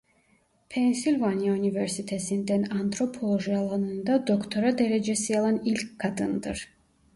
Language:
Turkish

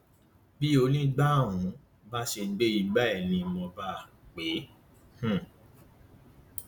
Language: Yoruba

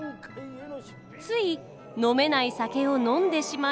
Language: Japanese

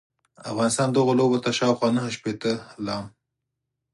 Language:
Pashto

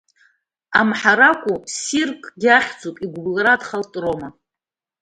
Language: Abkhazian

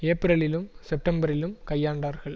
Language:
Tamil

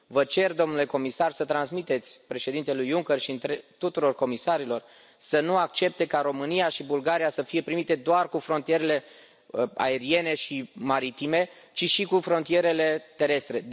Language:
Romanian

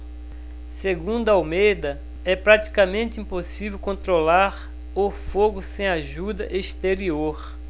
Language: Portuguese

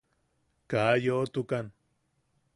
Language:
Yaqui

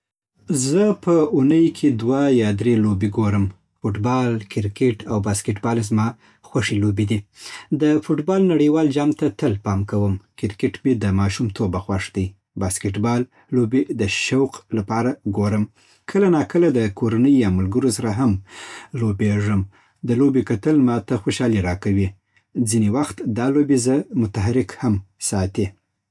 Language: Southern Pashto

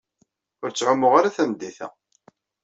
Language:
Kabyle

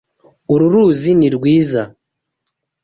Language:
Kinyarwanda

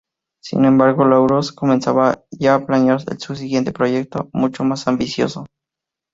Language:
Spanish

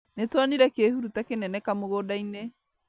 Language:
Kikuyu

